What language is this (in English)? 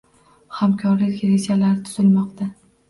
Uzbek